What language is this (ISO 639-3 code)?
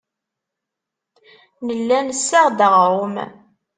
kab